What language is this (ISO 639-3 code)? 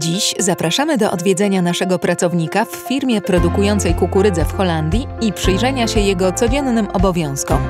pol